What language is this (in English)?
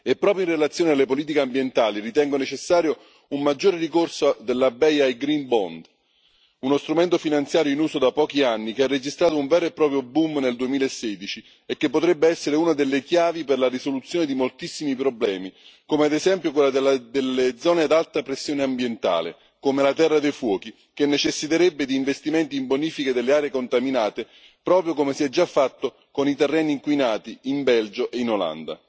Italian